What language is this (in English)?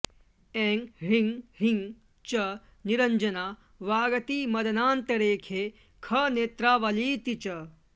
Sanskrit